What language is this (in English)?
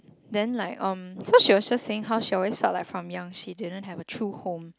English